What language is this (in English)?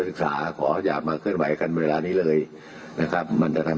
Thai